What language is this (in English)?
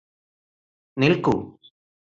Malayalam